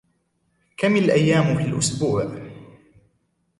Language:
Arabic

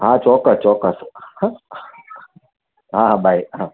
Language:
Gujarati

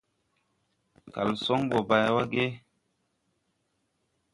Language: Tupuri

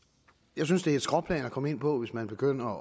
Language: Danish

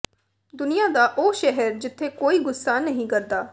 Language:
Punjabi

